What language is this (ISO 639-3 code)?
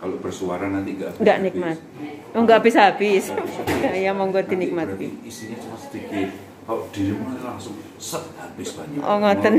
ind